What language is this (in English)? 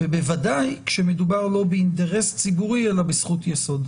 Hebrew